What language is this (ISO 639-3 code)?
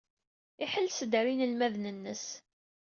kab